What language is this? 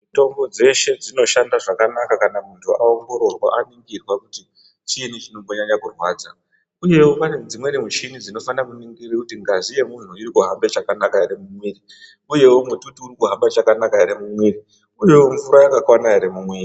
Ndau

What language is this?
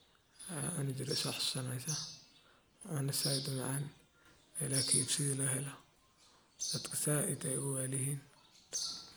Somali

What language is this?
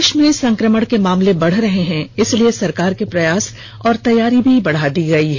Hindi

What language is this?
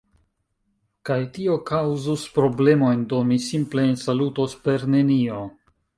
Esperanto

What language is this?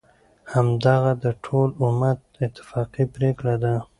Pashto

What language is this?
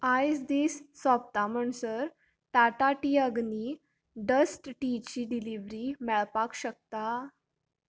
Konkani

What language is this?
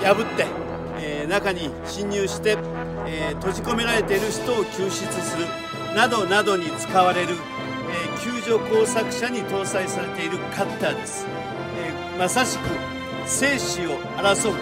Japanese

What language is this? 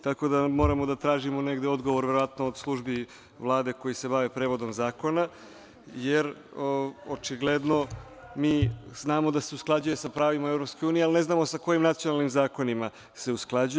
Serbian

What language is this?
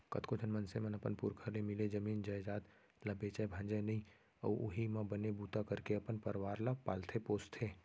Chhattisgarhi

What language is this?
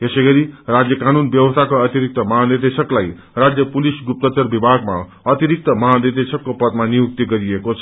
Nepali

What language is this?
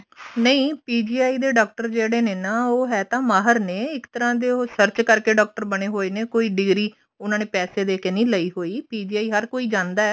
Punjabi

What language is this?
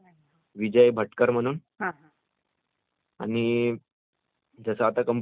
Marathi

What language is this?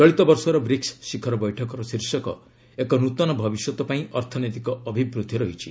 Odia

